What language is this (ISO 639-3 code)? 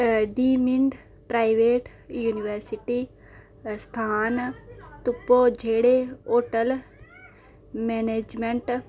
doi